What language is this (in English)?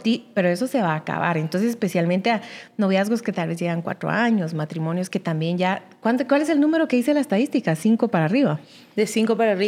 Spanish